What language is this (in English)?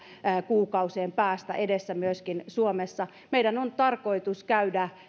Finnish